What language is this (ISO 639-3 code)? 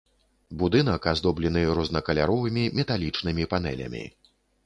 bel